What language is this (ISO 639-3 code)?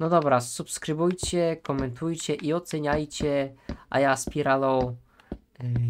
pol